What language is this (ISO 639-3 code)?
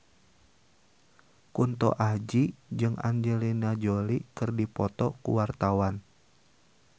sun